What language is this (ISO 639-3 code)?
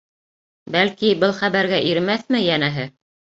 bak